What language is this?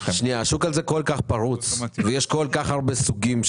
Hebrew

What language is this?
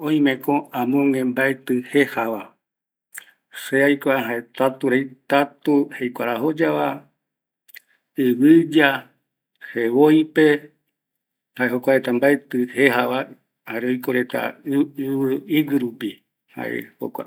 Eastern Bolivian Guaraní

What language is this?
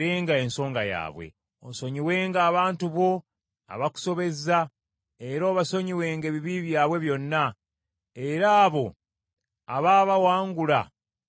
Ganda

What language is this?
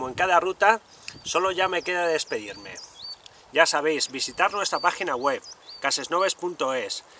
Spanish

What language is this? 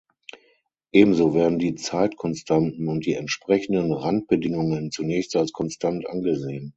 German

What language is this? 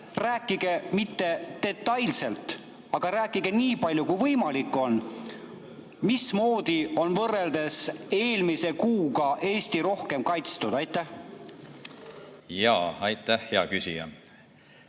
Estonian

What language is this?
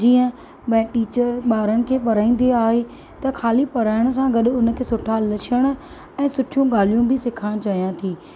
Sindhi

